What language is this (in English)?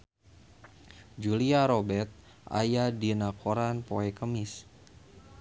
Sundanese